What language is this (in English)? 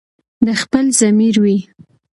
Pashto